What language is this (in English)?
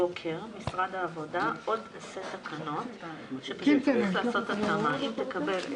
Hebrew